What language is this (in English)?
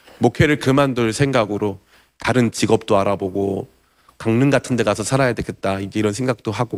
Korean